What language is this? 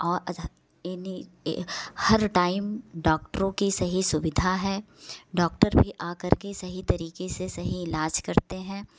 Hindi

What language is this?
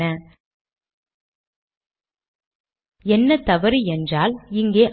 Tamil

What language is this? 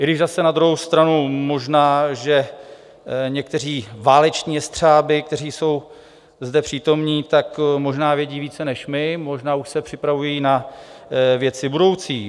Czech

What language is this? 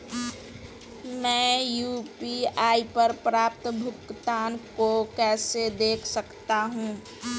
Hindi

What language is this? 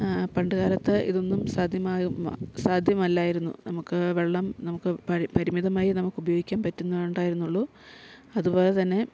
Malayalam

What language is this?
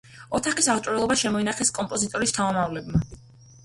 Georgian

